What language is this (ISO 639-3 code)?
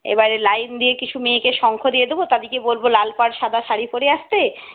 ben